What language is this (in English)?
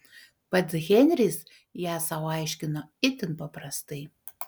Lithuanian